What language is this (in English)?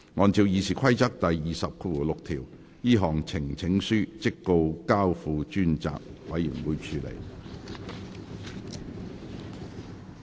Cantonese